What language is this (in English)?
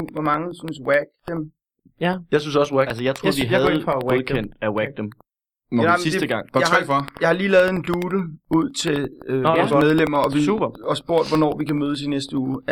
Danish